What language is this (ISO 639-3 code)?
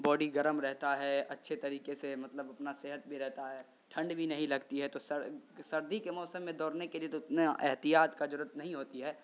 urd